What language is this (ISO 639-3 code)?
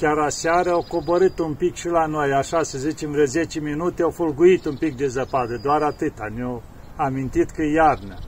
ron